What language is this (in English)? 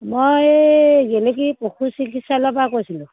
Assamese